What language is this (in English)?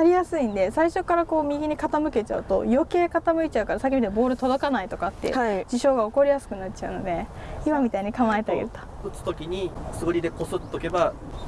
Japanese